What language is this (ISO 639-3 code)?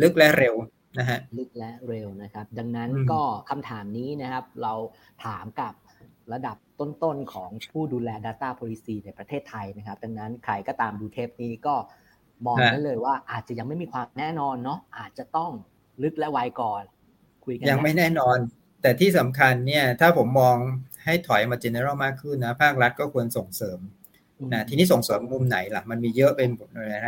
tha